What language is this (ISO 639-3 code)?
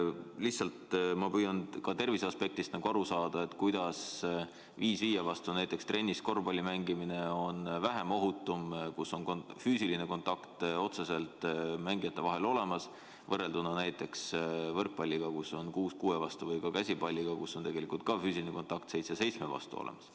est